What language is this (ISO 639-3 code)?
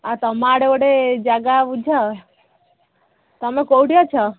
ori